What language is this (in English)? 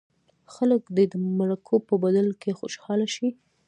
Pashto